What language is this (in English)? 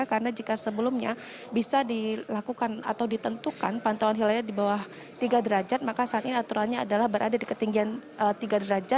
Indonesian